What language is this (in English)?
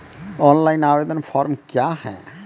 Maithili